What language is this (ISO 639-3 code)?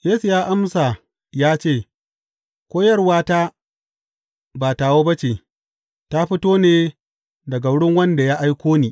hau